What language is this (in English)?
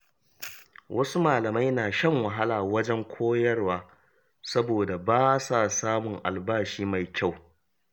Hausa